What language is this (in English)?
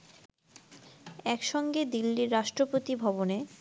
Bangla